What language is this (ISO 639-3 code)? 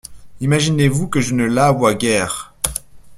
fra